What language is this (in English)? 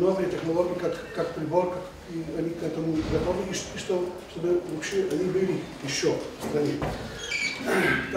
Polish